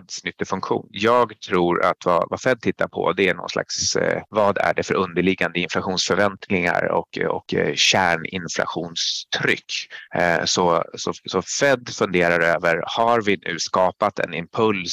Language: Swedish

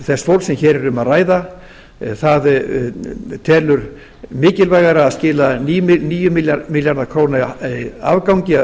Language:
Icelandic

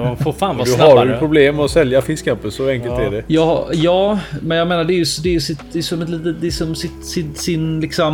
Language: Swedish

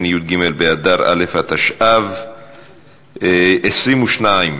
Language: Hebrew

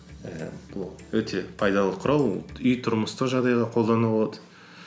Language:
Kazakh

